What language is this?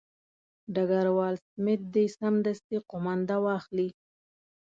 Pashto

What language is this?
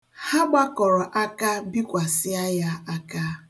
Igbo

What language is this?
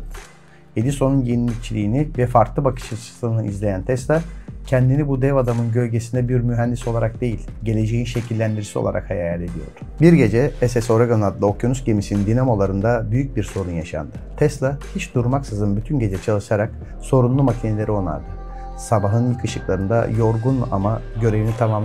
Turkish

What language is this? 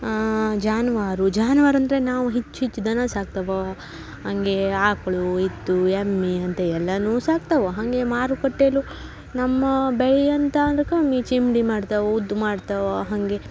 Kannada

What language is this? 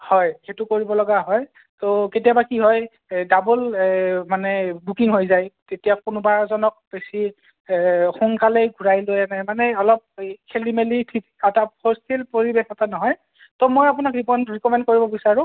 Assamese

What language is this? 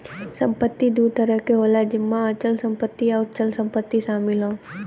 Bhojpuri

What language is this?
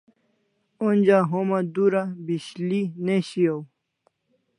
Kalasha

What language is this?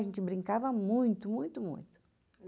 Portuguese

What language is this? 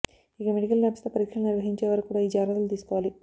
Telugu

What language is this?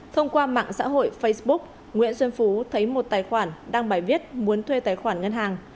Vietnamese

